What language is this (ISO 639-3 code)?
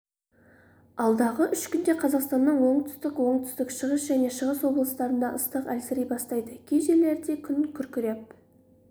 kaz